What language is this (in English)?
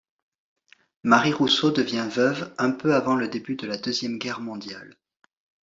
French